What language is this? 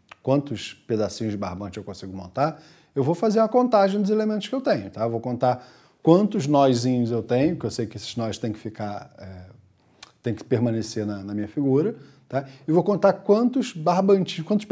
Portuguese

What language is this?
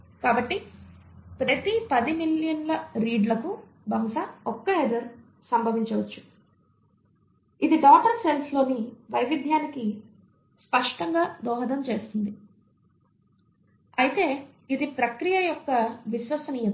Telugu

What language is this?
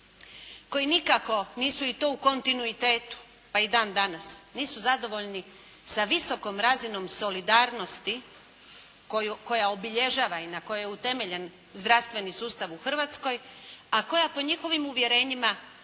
Croatian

